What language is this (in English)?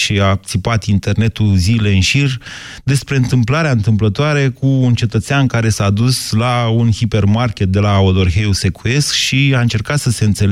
Romanian